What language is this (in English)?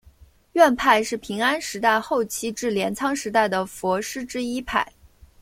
Chinese